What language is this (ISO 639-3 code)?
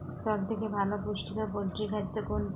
ben